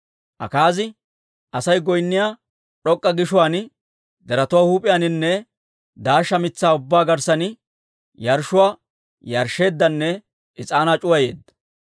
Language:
Dawro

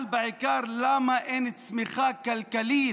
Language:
Hebrew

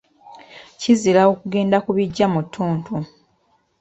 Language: Ganda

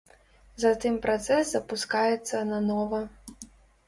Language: Belarusian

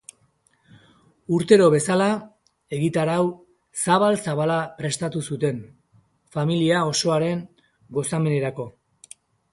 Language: Basque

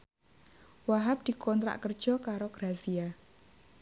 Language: Javanese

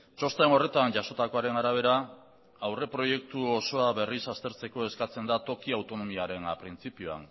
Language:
Basque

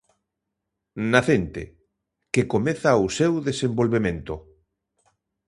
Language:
Galician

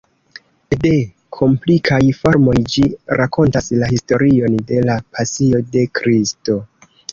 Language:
Esperanto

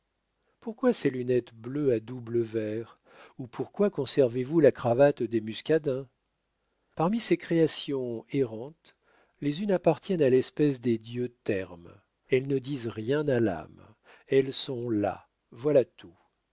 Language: French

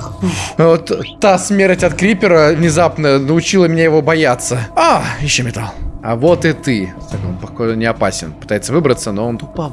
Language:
Russian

